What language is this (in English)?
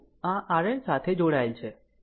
Gujarati